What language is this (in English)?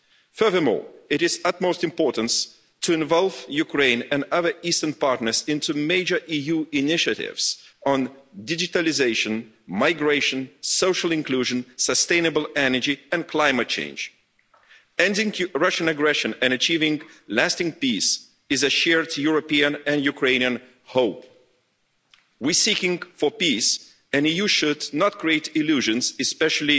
English